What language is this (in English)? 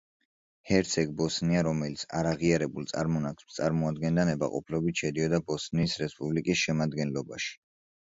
Georgian